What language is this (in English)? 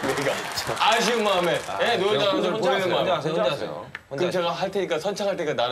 Korean